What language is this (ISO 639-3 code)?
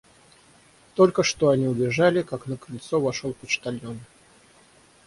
rus